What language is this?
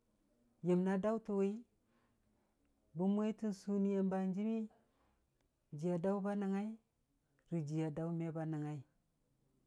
Dijim-Bwilim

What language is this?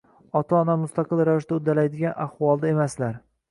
Uzbek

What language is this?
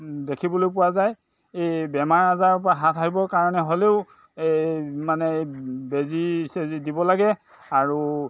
Assamese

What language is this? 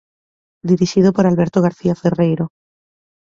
Galician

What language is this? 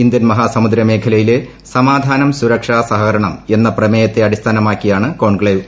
Malayalam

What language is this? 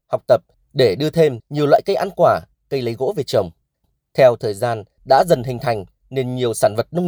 Vietnamese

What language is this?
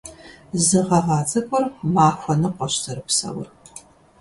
Kabardian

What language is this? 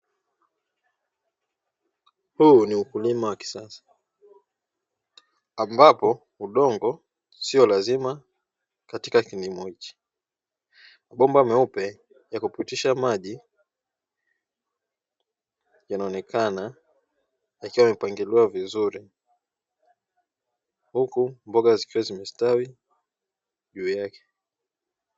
Swahili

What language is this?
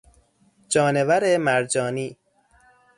Persian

